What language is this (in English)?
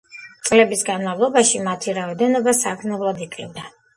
Georgian